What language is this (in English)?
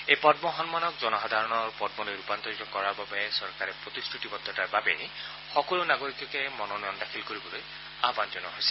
Assamese